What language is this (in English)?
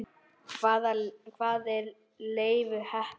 Icelandic